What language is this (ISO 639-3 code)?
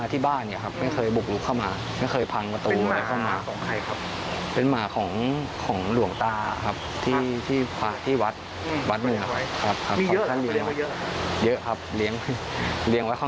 tha